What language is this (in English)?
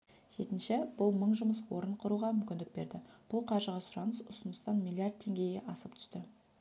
Kazakh